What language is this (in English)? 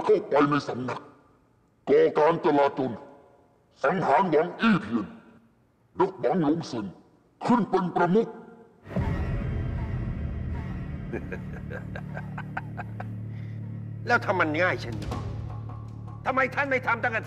Thai